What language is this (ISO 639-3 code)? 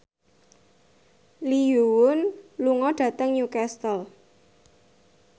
jav